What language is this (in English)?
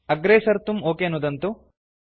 Sanskrit